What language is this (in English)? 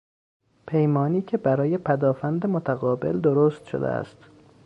Persian